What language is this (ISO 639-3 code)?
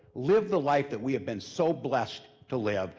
eng